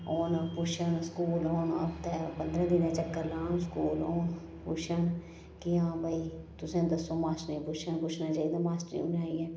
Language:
Dogri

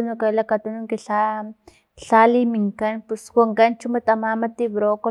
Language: Filomena Mata-Coahuitlán Totonac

